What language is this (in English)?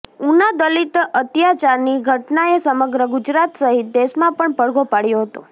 Gujarati